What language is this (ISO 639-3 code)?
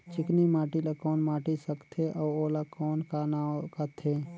hne